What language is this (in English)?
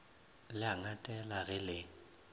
Northern Sotho